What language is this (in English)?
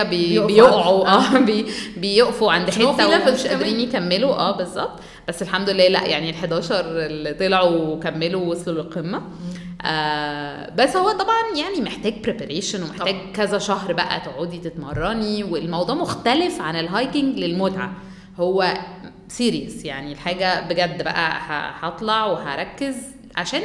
Arabic